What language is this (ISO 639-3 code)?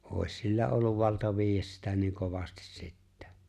fin